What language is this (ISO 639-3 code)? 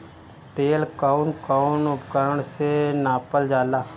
bho